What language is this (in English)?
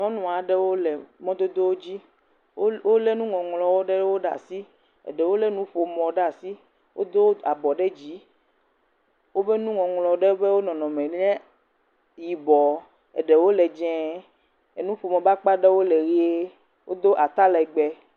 Ewe